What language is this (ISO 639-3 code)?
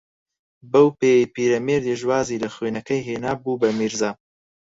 ckb